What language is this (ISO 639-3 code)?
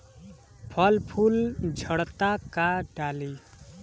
bho